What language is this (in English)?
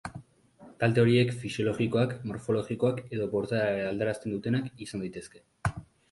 Basque